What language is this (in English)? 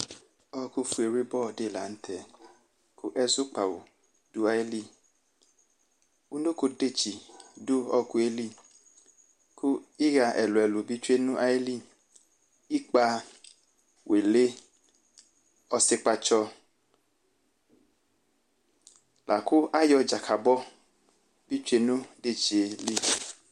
Ikposo